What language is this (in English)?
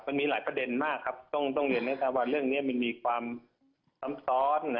Thai